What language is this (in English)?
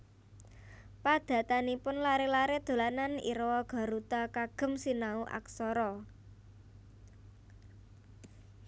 Javanese